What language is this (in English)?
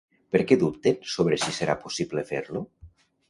Catalan